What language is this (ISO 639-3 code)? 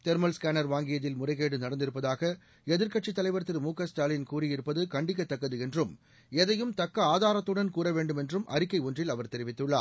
tam